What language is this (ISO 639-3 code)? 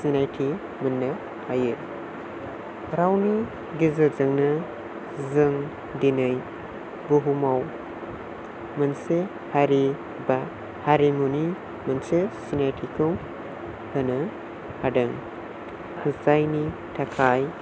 brx